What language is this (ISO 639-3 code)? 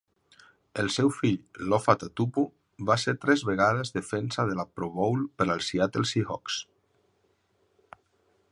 cat